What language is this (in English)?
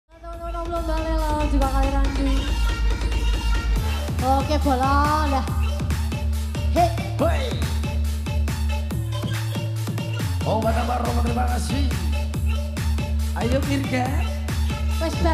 Thai